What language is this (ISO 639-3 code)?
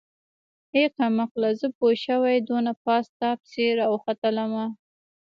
pus